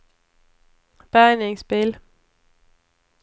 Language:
Swedish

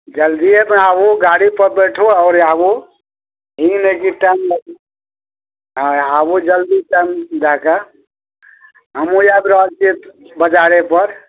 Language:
Maithili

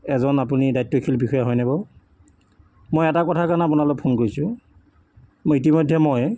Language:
Assamese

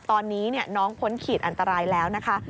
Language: Thai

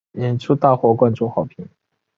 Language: Chinese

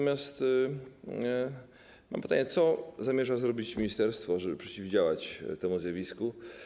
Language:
Polish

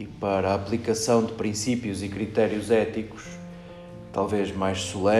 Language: Portuguese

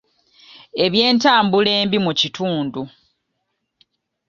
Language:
Ganda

